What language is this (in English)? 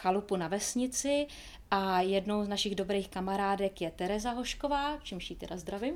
Czech